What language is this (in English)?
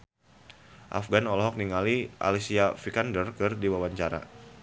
Sundanese